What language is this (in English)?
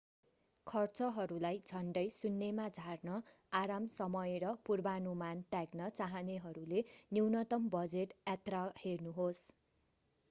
Nepali